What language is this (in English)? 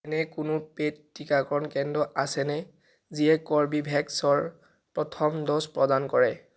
Assamese